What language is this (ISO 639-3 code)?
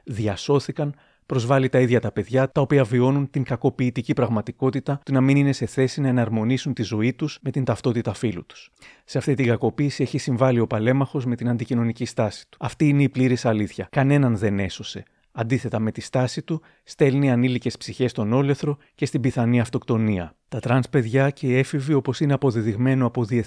ell